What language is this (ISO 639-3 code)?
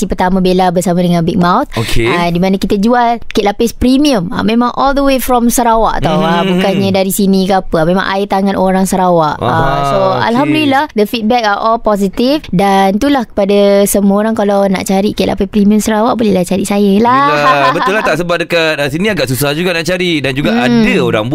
msa